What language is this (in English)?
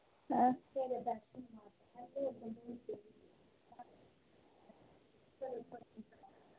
Dogri